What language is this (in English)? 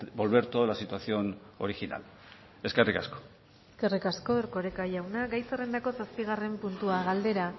Basque